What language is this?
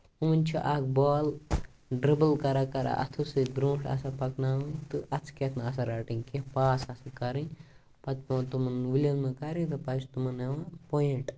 Kashmiri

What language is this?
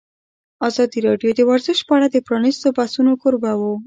Pashto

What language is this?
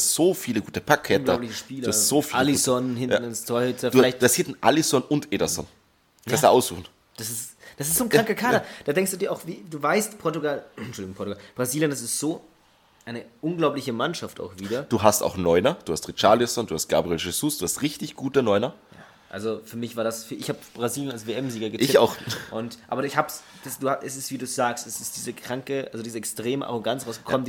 German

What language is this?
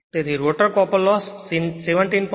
Gujarati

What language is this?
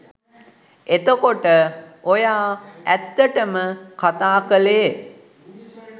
Sinhala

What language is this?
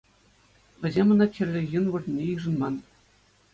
Chuvash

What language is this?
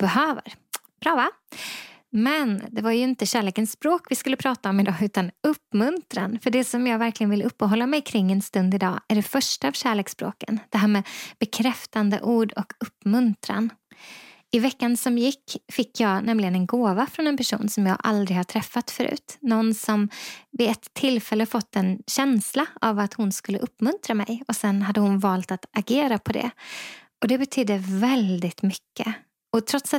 Swedish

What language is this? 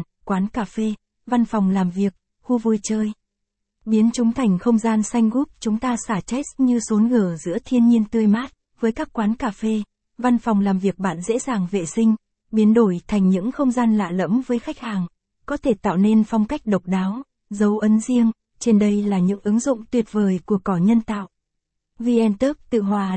Vietnamese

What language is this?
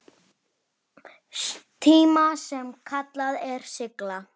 Icelandic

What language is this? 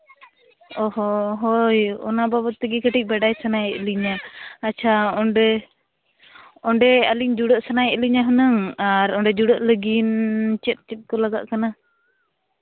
Santali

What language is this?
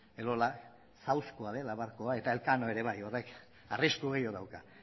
Basque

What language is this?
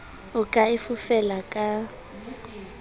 Southern Sotho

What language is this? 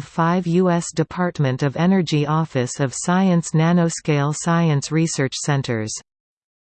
English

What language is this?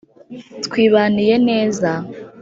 Kinyarwanda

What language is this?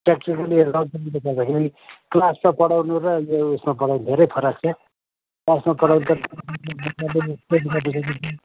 Nepali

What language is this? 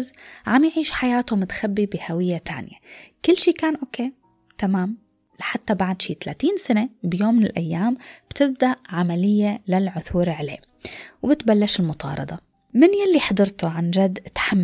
Arabic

